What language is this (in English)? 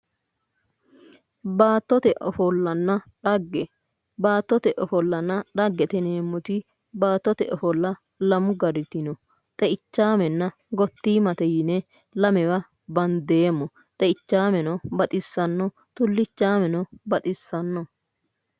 Sidamo